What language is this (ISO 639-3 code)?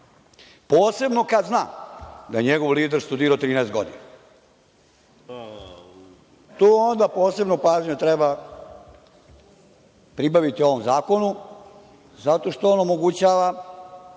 srp